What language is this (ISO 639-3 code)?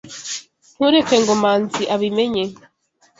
kin